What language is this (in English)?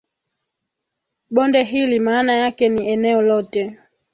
Swahili